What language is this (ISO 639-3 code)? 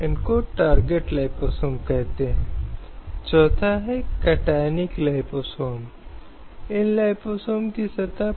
hin